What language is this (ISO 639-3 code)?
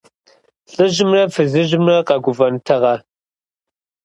kbd